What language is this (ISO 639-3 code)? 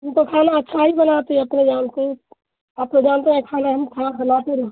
urd